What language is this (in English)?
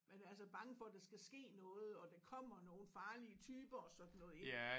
Danish